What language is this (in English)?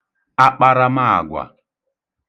Igbo